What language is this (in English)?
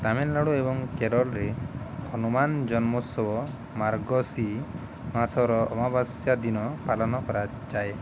Odia